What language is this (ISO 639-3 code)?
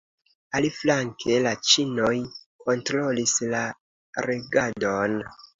epo